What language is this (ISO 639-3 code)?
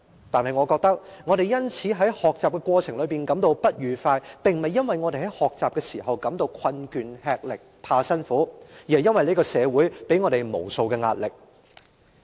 yue